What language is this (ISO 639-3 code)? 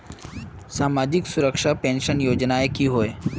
mag